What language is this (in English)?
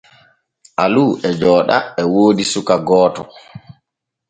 Borgu Fulfulde